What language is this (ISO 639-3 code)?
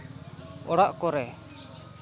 sat